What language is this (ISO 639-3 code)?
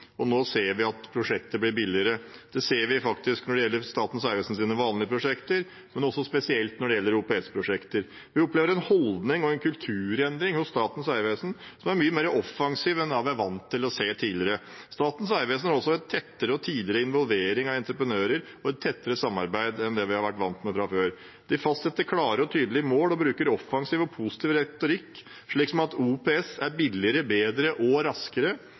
nob